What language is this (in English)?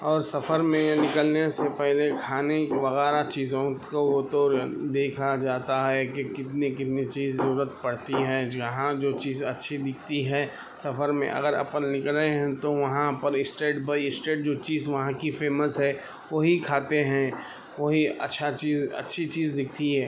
Urdu